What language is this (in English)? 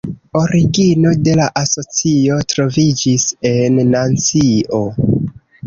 Esperanto